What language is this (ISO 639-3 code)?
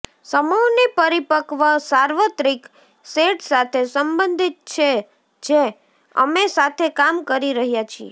guj